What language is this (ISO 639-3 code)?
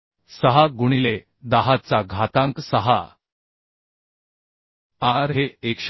mar